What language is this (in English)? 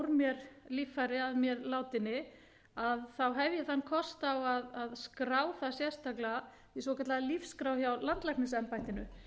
Icelandic